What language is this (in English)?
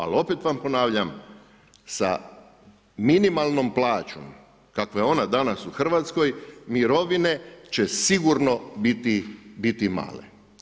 Croatian